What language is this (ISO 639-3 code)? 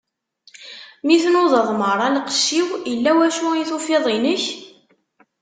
kab